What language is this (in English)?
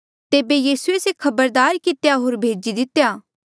Mandeali